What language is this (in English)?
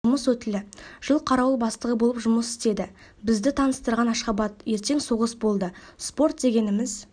Kazakh